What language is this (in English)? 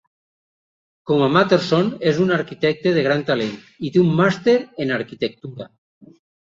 Catalan